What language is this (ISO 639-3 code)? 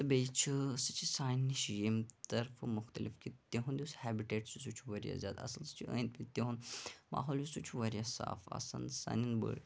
kas